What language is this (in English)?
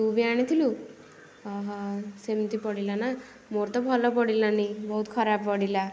Odia